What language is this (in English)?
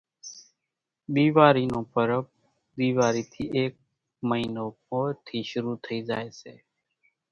Kachi Koli